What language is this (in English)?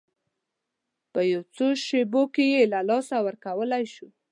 Pashto